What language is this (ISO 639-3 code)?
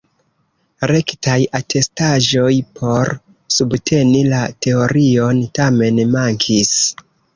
epo